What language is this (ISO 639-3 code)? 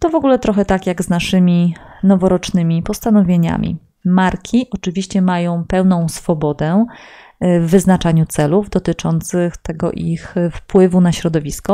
pol